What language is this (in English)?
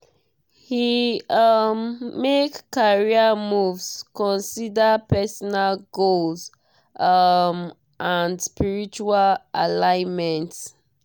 Nigerian Pidgin